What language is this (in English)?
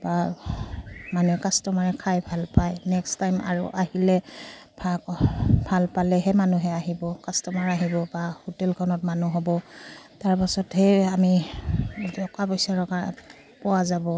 Assamese